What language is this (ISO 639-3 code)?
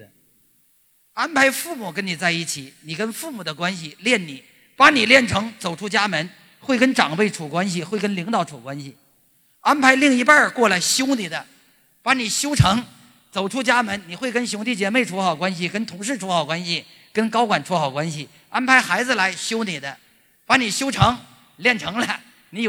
zho